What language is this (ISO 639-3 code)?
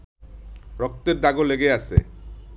ben